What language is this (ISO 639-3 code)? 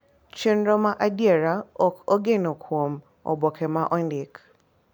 luo